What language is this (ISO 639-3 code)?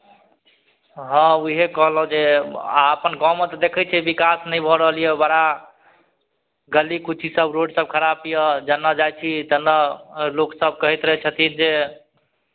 mai